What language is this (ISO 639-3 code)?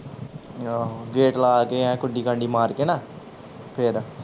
pan